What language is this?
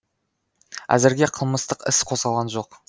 Kazakh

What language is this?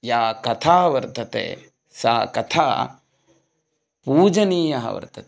Sanskrit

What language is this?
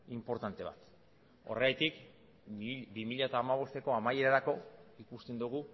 Basque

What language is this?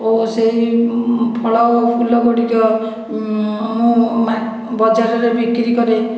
Odia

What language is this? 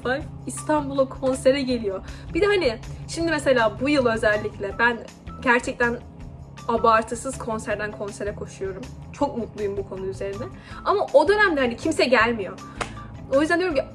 Turkish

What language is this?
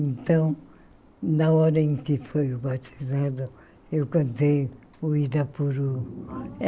Portuguese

